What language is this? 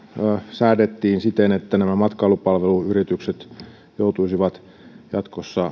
Finnish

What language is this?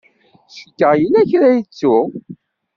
Kabyle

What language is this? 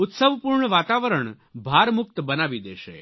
Gujarati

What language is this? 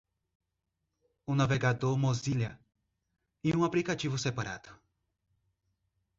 Portuguese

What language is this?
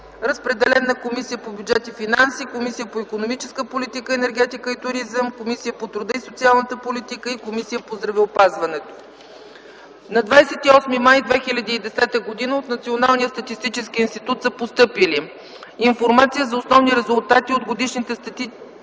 Bulgarian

